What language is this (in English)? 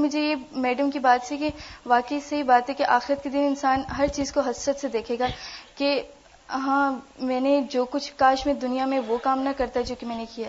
Urdu